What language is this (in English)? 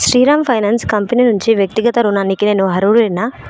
Telugu